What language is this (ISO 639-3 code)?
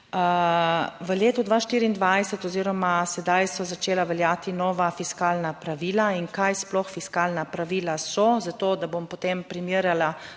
slv